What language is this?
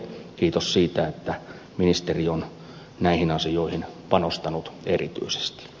Finnish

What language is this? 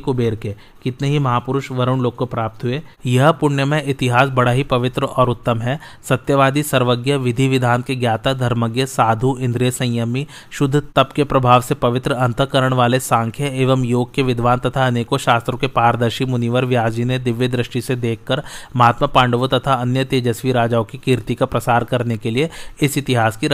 Hindi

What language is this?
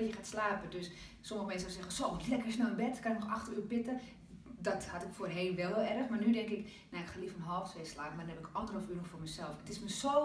Dutch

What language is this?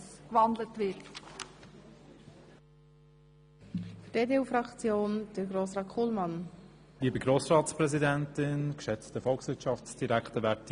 Swiss German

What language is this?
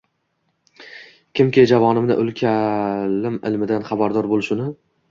Uzbek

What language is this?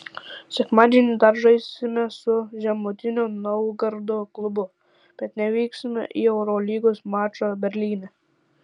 Lithuanian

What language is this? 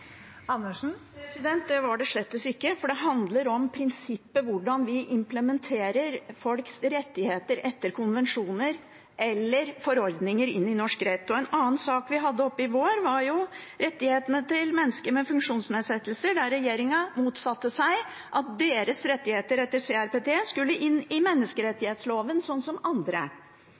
Norwegian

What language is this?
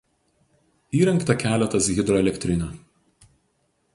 Lithuanian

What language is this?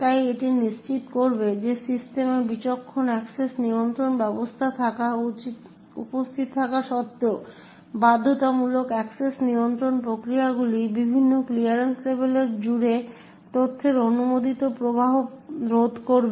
Bangla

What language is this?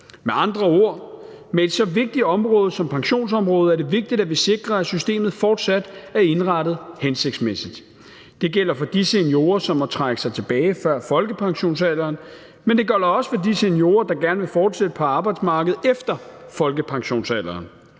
Danish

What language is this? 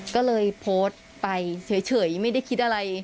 Thai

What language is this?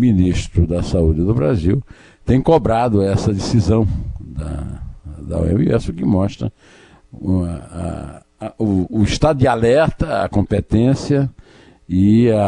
Portuguese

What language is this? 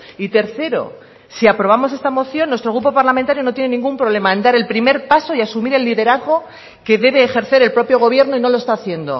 Spanish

